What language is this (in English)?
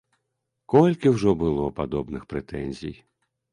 Belarusian